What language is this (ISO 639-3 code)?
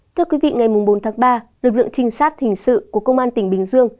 vie